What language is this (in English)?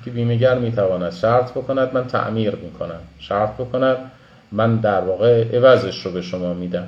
Persian